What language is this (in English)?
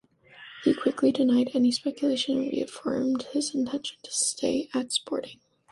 English